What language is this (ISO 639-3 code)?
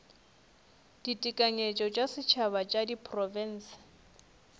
nso